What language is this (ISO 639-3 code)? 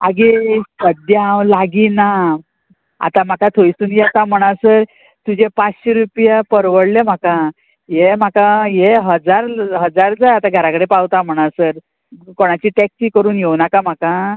kok